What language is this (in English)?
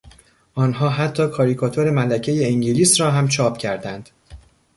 Persian